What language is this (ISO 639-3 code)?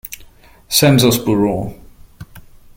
deu